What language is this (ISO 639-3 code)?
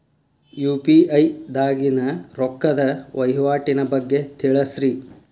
kan